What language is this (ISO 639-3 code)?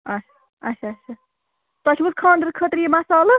kas